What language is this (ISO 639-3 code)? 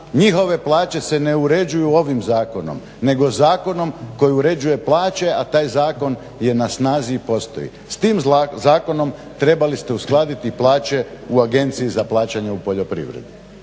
hrv